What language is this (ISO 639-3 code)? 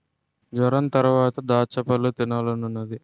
tel